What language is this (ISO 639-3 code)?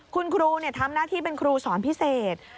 tha